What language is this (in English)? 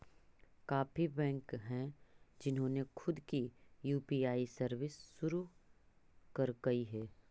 Magahi